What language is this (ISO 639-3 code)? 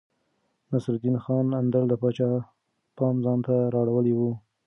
pus